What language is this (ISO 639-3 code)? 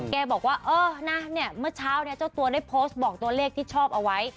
tha